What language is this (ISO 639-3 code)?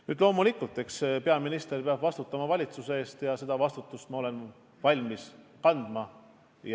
est